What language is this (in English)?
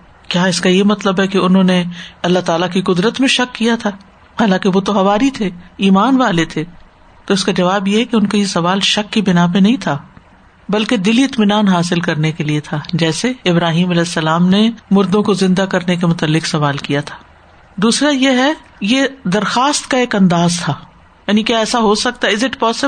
Urdu